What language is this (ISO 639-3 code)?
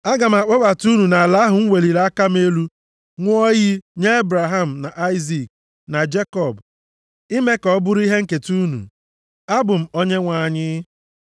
ibo